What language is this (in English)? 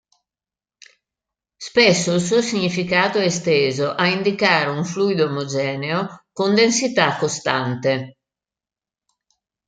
Italian